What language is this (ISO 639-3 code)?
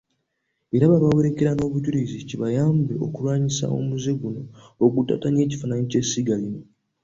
lug